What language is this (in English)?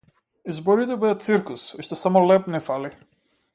Macedonian